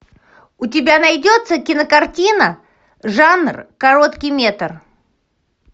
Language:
Russian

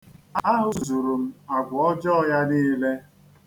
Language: Igbo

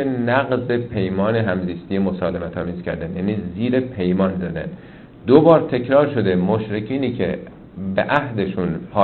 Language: Persian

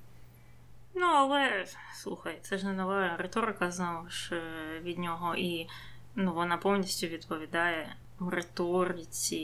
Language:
Ukrainian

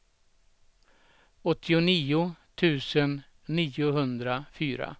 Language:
Swedish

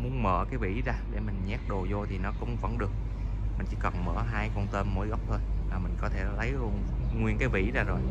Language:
Vietnamese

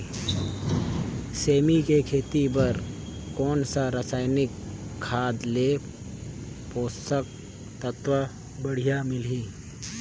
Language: Chhattisgarhi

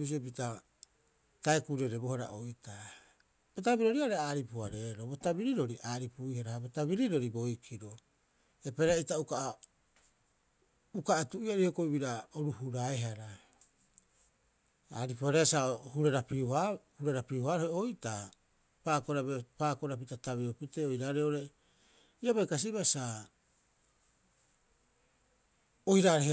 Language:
Rapoisi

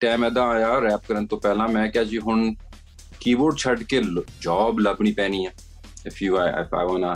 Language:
Punjabi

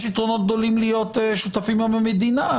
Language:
Hebrew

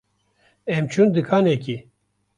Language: Kurdish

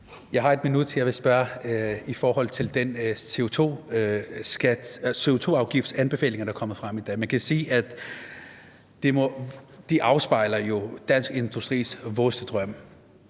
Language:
Danish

